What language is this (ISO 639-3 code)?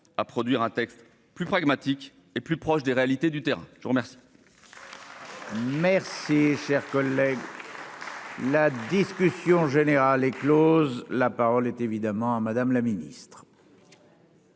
fra